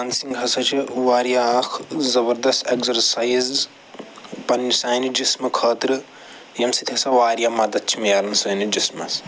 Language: Kashmiri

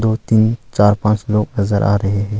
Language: Hindi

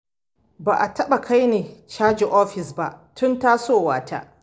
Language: Hausa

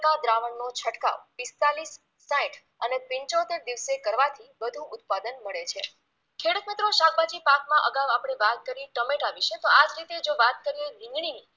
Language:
Gujarati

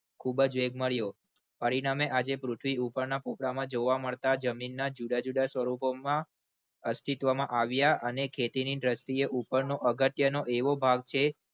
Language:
Gujarati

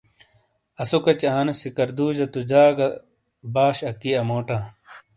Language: Shina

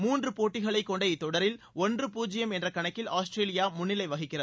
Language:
Tamil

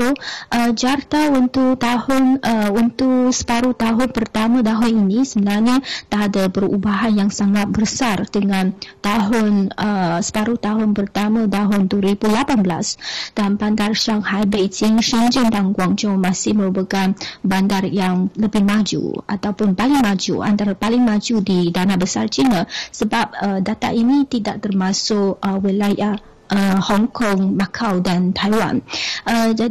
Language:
Malay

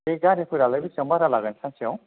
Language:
Bodo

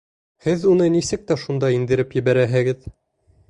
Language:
Bashkir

